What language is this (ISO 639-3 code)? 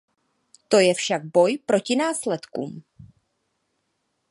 ces